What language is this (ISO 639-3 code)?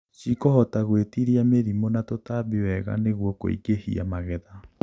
kik